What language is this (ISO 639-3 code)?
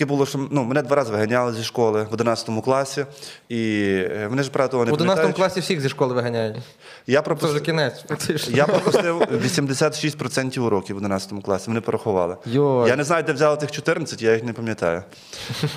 ukr